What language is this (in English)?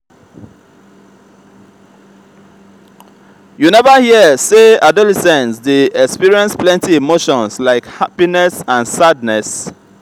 Nigerian Pidgin